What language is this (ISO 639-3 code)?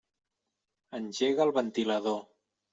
cat